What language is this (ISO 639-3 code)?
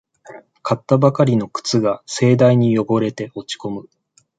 jpn